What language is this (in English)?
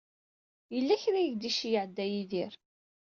Kabyle